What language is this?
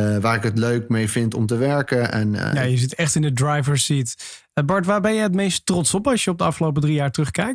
Dutch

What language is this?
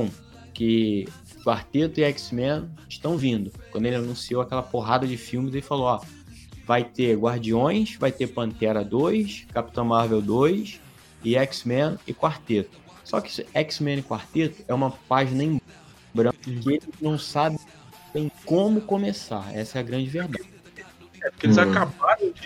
Portuguese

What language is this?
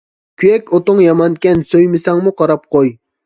Uyghur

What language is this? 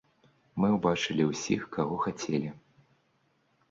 Belarusian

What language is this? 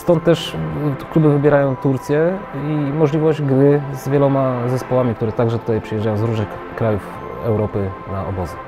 Polish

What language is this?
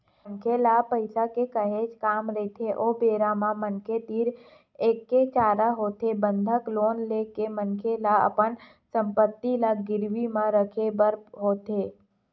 Chhattisgarhi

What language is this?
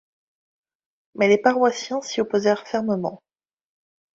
French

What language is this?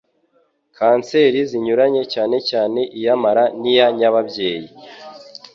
Kinyarwanda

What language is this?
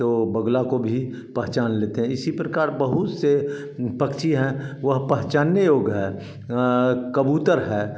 Hindi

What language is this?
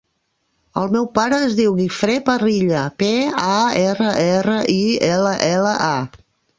Catalan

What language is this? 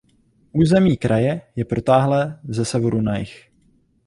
Czech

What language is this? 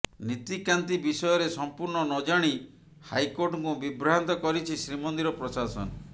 Odia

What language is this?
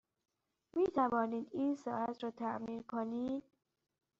Persian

